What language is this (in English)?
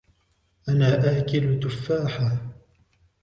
Arabic